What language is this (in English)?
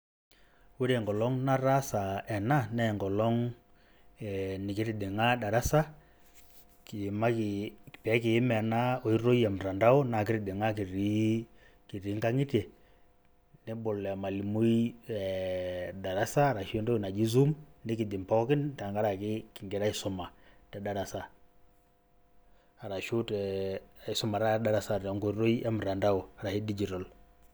Masai